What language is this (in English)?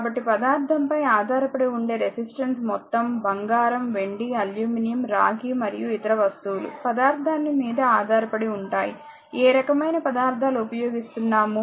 Telugu